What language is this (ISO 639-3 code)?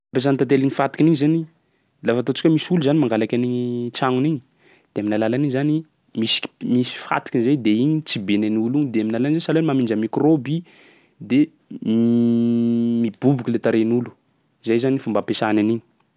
skg